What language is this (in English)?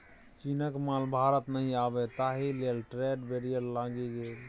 Maithili